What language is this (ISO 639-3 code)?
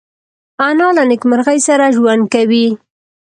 pus